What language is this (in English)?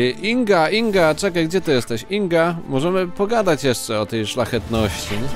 Polish